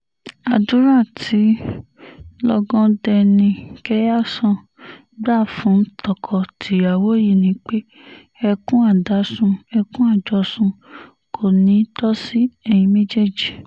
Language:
Yoruba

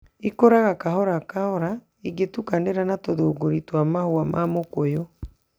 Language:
Kikuyu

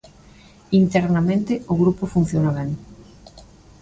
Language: Galician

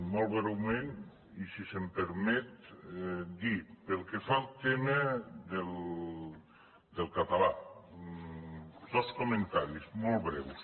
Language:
Catalan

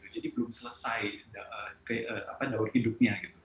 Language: Indonesian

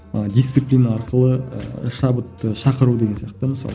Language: Kazakh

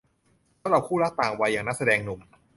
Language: Thai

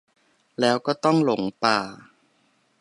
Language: Thai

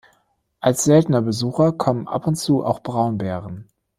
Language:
German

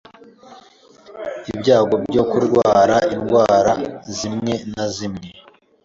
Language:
Kinyarwanda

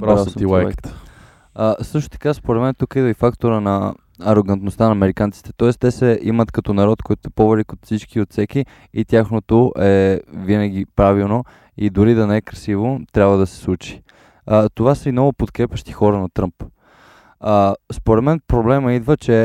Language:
Bulgarian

